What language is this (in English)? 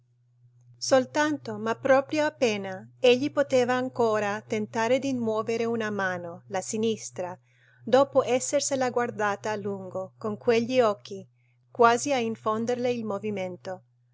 Italian